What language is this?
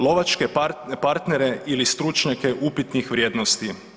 Croatian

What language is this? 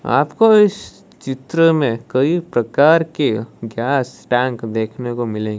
Hindi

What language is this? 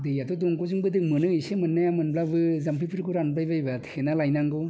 Bodo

